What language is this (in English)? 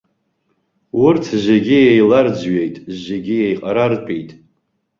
Abkhazian